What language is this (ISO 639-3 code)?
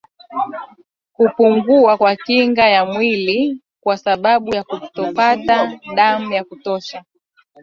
swa